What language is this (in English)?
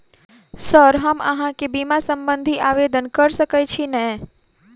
Maithili